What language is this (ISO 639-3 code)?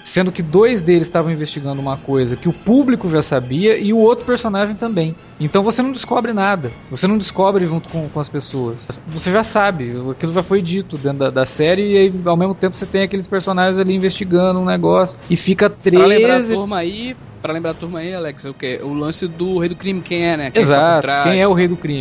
por